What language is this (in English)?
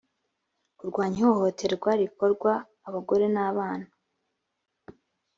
Kinyarwanda